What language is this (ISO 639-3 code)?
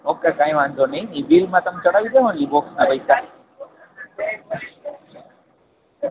guj